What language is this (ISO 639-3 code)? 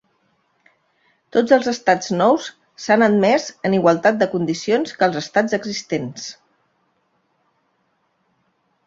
cat